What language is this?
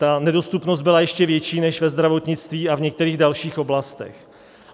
Czech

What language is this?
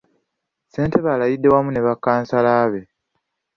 Ganda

